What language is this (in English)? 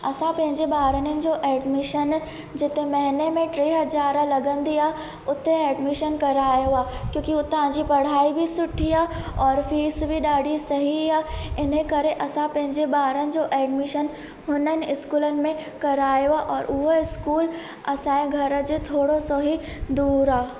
Sindhi